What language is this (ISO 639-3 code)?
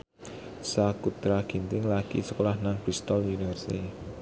jav